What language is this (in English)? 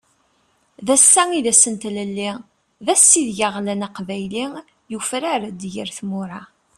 Kabyle